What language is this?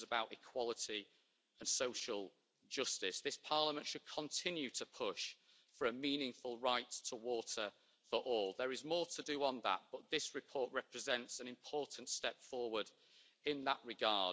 English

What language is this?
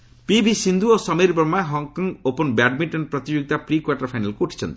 Odia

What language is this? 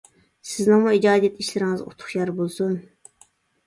Uyghur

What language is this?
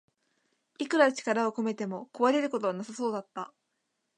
Japanese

